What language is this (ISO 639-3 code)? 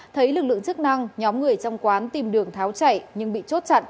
vie